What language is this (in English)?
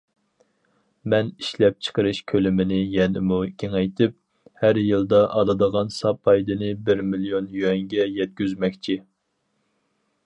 Uyghur